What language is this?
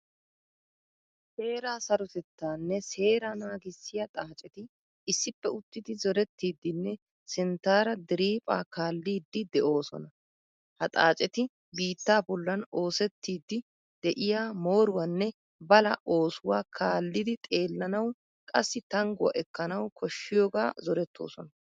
Wolaytta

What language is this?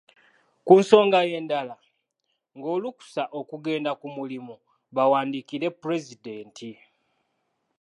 Ganda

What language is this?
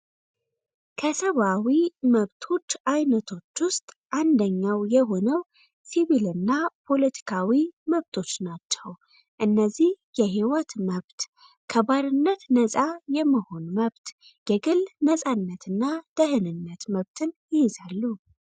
Amharic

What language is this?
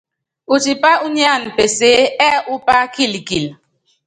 Yangben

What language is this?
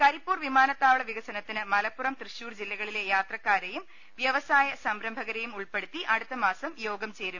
Malayalam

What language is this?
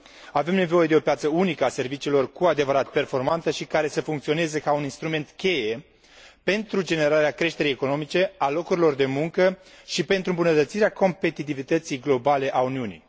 Romanian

